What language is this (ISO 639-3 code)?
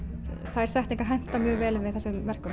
isl